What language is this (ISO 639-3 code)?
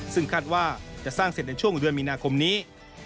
tha